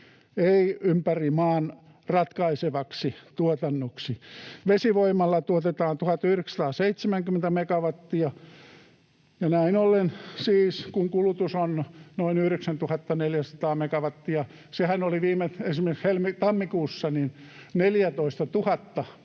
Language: Finnish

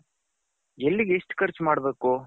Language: Kannada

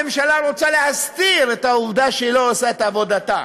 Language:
Hebrew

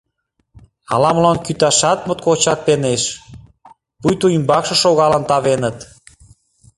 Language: Mari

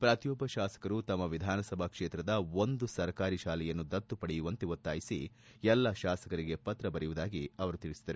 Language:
Kannada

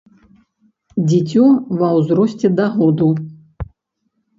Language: Belarusian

